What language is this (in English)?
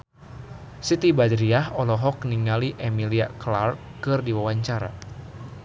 Sundanese